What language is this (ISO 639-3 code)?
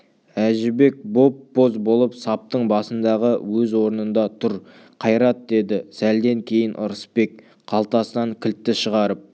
kaz